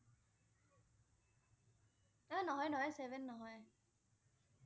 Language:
Assamese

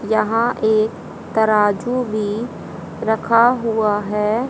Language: Hindi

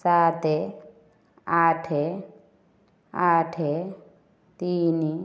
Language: Odia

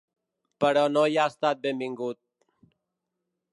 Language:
Catalan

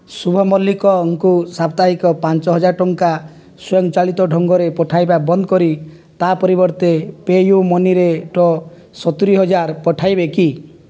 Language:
Odia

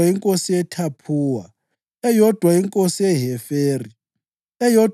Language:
North Ndebele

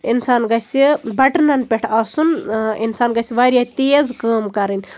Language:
Kashmiri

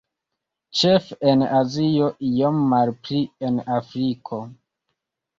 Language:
Esperanto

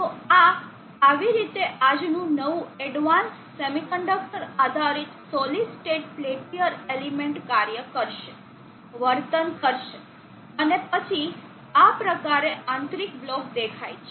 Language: Gujarati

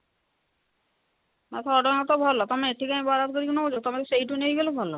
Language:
Odia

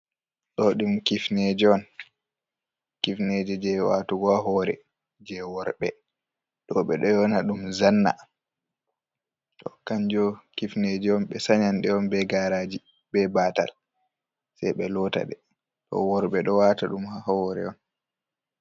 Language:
Fula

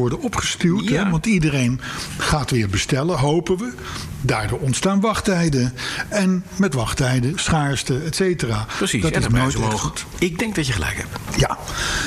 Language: Dutch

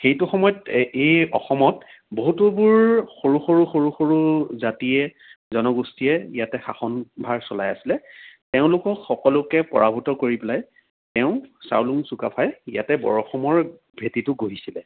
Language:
Assamese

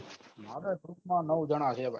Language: Gujarati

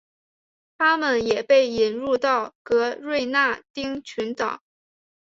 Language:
Chinese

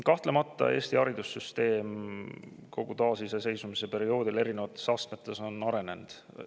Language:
Estonian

